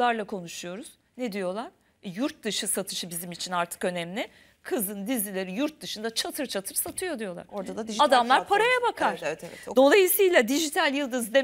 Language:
Turkish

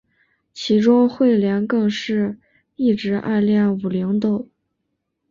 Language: Chinese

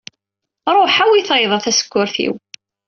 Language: Kabyle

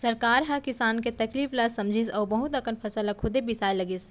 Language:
Chhattisgarhi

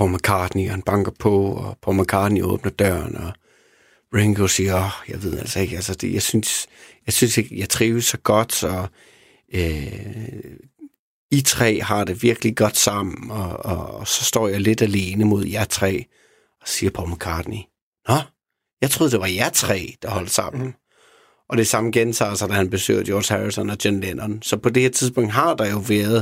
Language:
Danish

